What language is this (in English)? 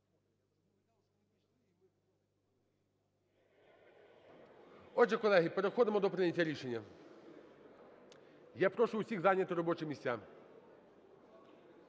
Ukrainian